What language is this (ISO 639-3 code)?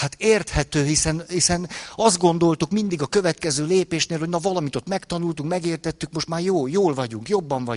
hun